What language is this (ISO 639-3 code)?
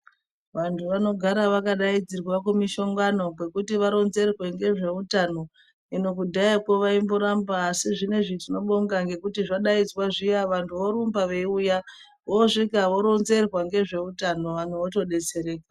ndc